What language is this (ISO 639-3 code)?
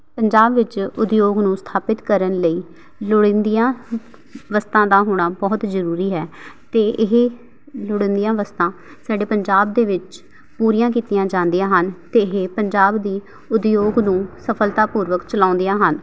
pan